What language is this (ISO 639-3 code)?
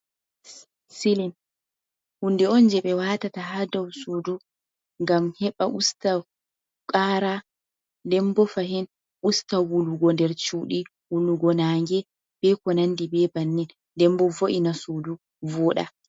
ful